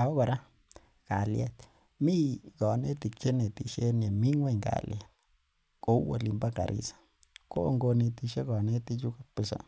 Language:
Kalenjin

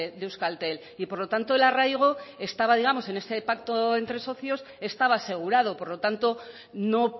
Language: Spanish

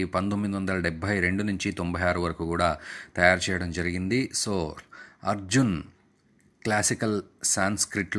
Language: Hindi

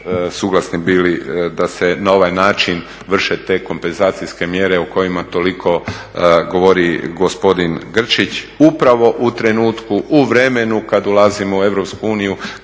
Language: Croatian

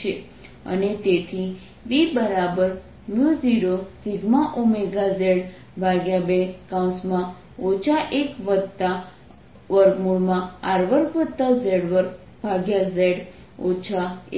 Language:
Gujarati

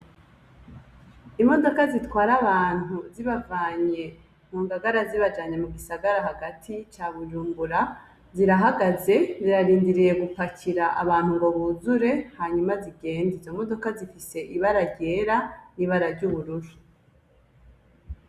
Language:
Rundi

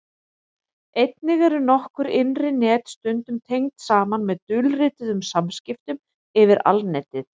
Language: Icelandic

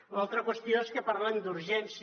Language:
Catalan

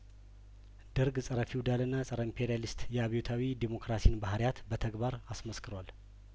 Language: Amharic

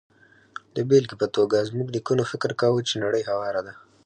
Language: Pashto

